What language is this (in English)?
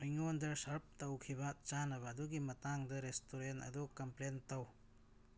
Manipuri